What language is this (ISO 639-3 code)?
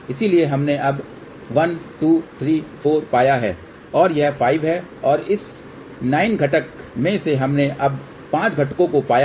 hin